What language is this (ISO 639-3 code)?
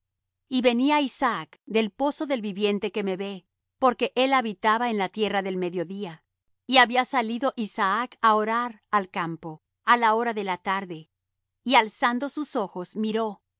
spa